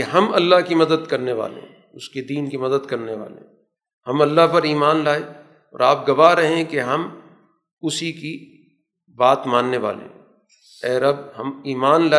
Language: Urdu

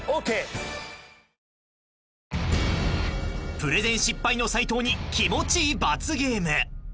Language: Japanese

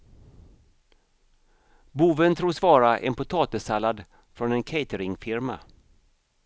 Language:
Swedish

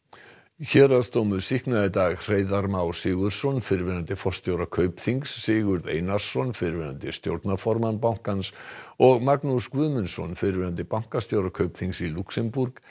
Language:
Icelandic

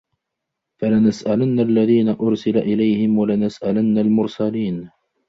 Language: Arabic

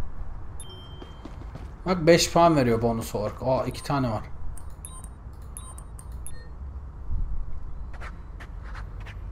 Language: Turkish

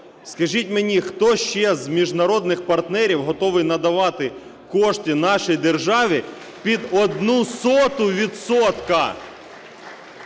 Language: Ukrainian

